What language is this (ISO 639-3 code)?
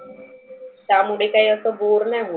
mar